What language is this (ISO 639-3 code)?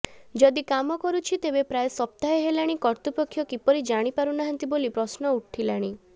ori